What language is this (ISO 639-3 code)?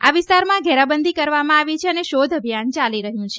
guj